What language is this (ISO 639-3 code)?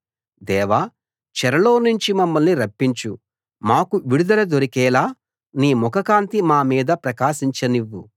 tel